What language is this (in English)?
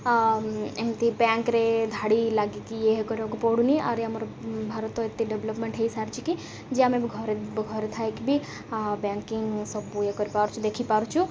Odia